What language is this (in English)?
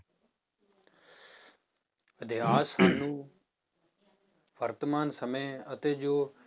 Punjabi